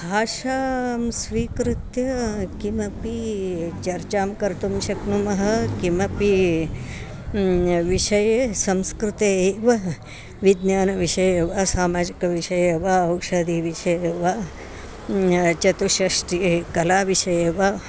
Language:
Sanskrit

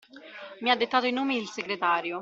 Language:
Italian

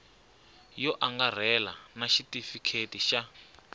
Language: Tsonga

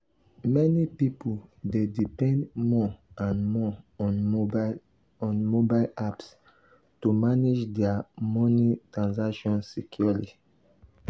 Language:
Nigerian Pidgin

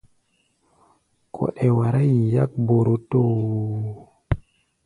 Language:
Gbaya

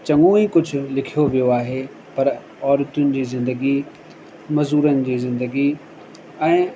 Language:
Sindhi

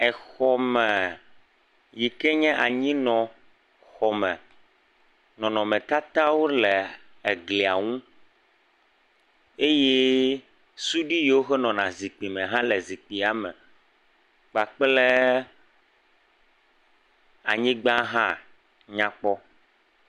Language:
Ewe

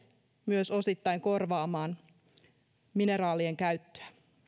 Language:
Finnish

